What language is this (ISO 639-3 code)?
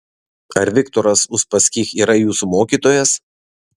lit